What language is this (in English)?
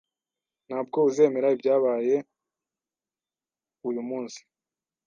Kinyarwanda